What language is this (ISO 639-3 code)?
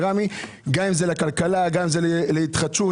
heb